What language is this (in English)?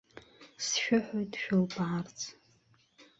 Abkhazian